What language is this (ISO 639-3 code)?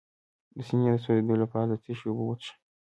pus